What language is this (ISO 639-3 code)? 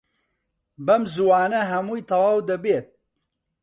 ckb